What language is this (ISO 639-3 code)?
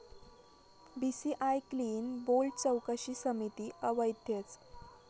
mar